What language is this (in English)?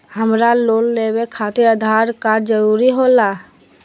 Magahi